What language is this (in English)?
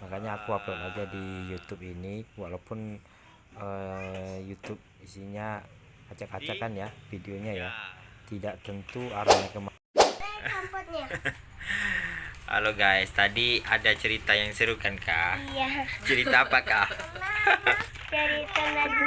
Indonesian